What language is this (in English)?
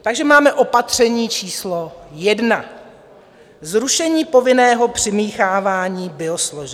Czech